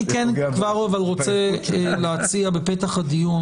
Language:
Hebrew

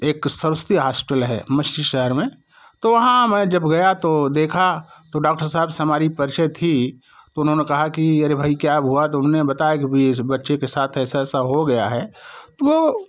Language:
Hindi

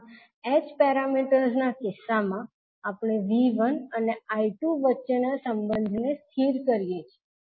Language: Gujarati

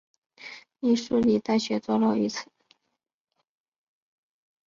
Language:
Chinese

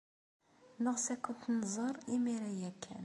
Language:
Kabyle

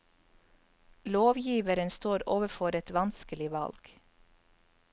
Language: Norwegian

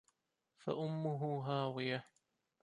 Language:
Arabic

